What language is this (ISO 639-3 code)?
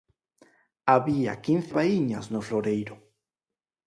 glg